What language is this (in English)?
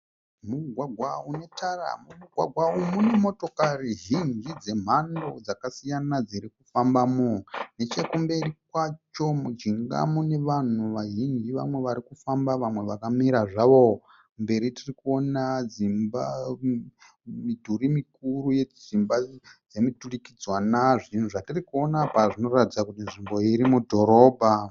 Shona